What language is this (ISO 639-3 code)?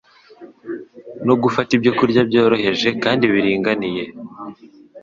kin